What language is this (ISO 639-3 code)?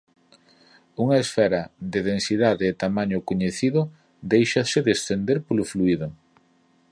glg